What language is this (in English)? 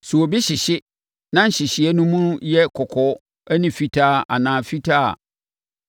Akan